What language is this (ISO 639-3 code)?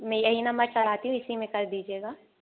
hin